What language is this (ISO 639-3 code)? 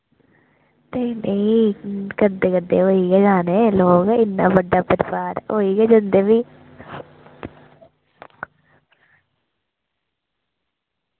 doi